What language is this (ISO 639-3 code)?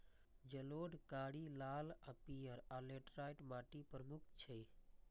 mai